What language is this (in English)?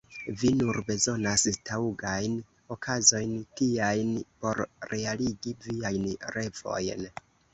Esperanto